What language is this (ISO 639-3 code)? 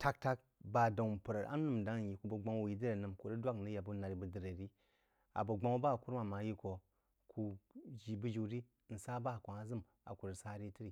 juo